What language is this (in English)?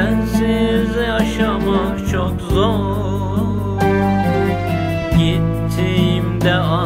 Turkish